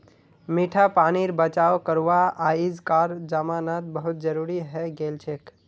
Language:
Magahi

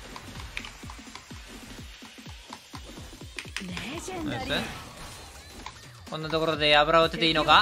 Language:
Japanese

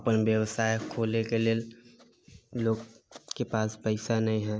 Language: Maithili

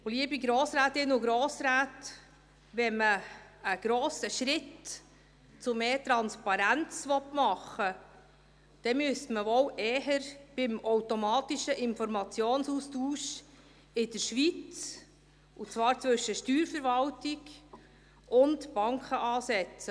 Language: Swiss German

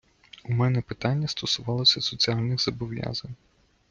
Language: Ukrainian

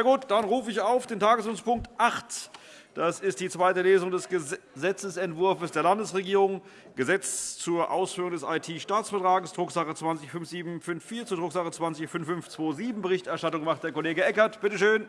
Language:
German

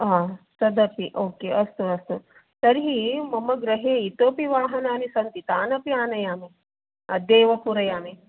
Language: Sanskrit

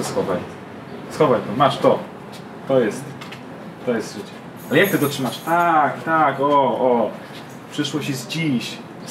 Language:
Polish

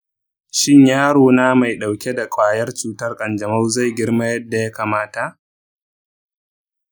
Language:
Hausa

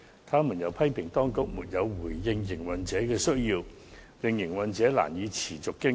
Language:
Cantonese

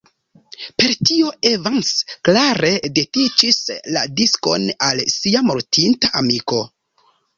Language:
Esperanto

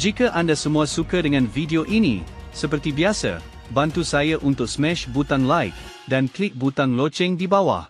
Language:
Malay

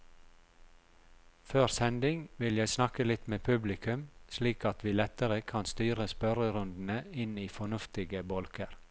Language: Norwegian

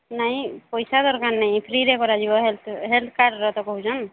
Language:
Odia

